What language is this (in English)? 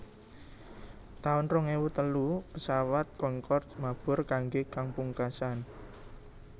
Javanese